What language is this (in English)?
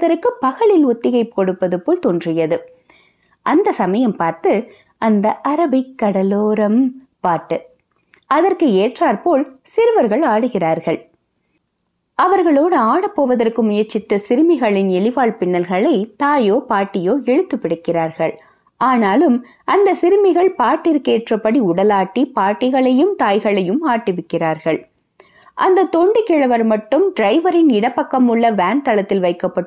Tamil